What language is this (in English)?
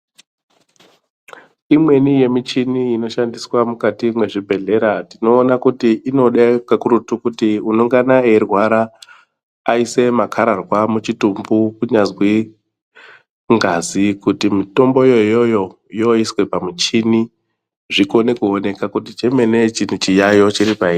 Ndau